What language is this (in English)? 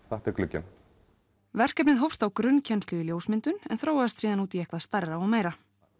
Icelandic